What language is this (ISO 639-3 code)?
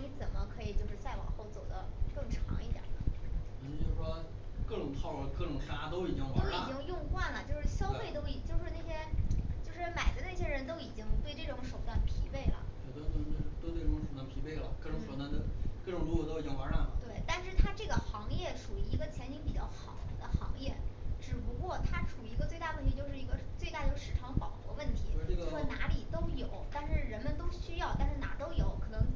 zho